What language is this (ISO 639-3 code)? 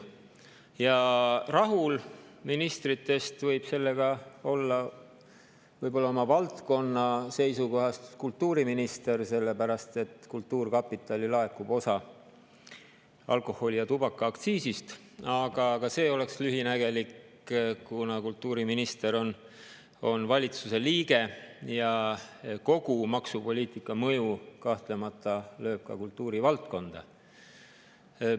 est